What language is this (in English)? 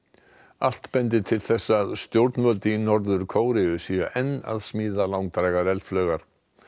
Icelandic